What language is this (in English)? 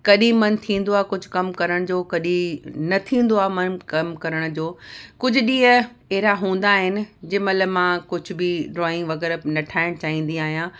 Sindhi